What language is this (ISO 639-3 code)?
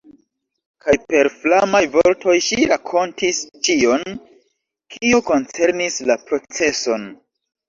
epo